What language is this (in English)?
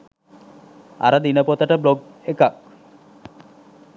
Sinhala